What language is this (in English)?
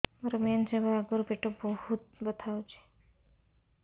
Odia